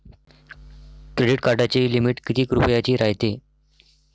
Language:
Marathi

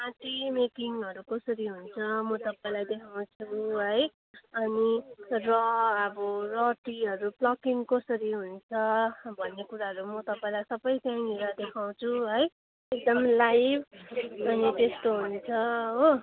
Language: Nepali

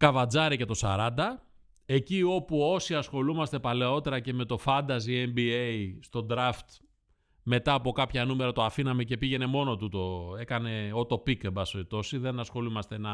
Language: Greek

